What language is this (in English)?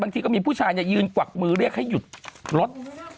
Thai